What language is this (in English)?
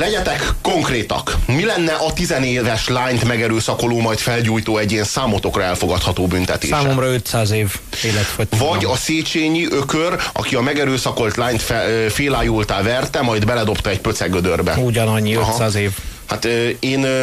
Hungarian